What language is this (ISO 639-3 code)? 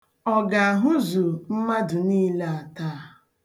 ibo